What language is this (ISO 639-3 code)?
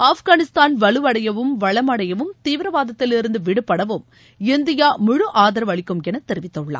tam